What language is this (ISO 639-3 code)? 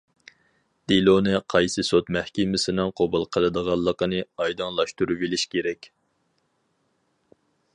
uig